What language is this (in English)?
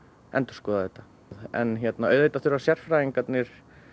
Icelandic